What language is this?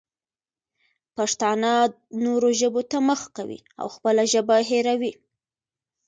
Pashto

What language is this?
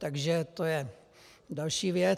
Czech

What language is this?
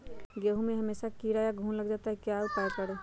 Magahi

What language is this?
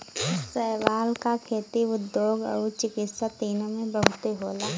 Bhojpuri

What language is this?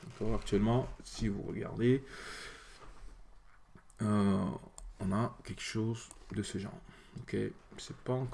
French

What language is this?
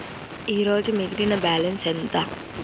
Telugu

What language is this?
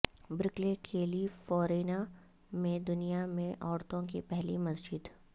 Urdu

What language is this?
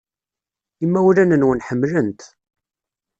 Kabyle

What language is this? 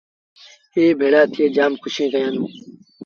Sindhi Bhil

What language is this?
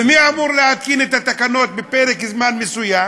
Hebrew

